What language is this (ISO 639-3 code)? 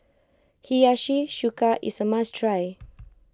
eng